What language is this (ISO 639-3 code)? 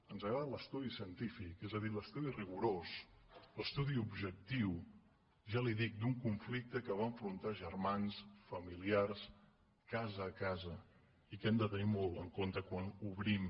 cat